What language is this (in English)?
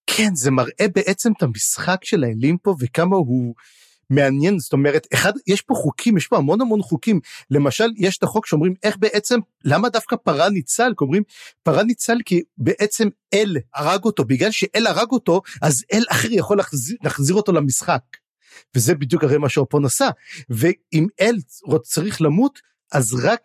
Hebrew